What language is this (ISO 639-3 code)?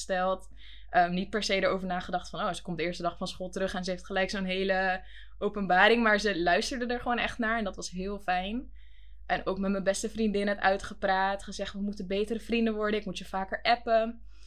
nld